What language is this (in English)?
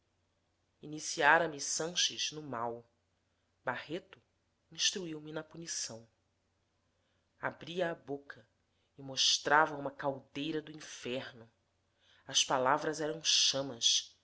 Portuguese